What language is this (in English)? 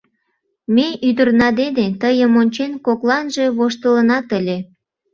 Mari